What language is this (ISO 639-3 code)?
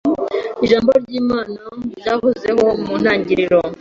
kin